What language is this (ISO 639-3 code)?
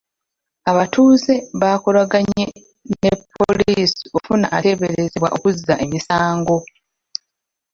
lug